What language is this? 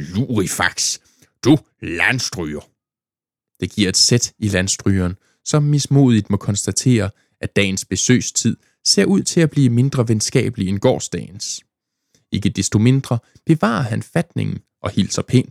Danish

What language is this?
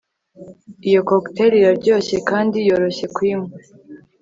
Kinyarwanda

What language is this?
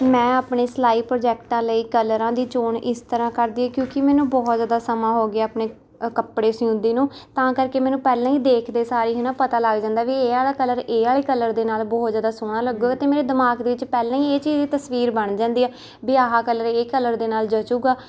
Punjabi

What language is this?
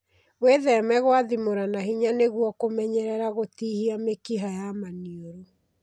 Kikuyu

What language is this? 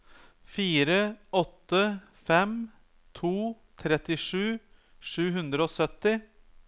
Norwegian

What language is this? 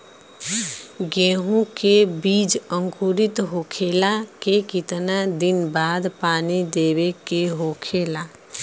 Bhojpuri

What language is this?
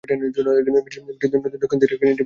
Bangla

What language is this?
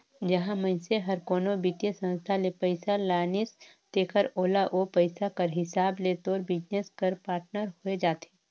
Chhattisgarhi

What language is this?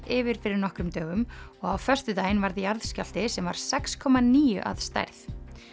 Icelandic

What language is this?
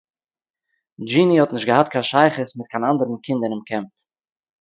Yiddish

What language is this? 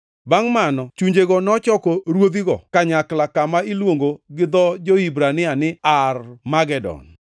Luo (Kenya and Tanzania)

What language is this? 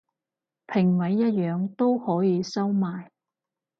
Cantonese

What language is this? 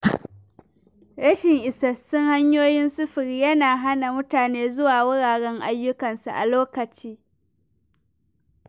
Hausa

